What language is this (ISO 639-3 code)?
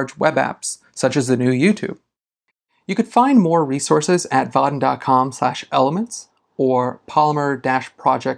eng